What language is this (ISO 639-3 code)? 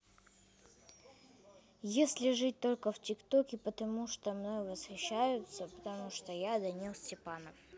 rus